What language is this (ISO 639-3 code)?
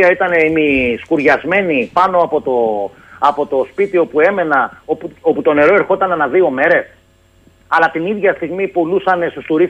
ell